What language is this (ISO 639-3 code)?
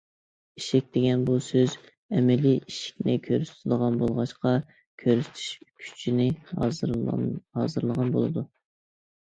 uig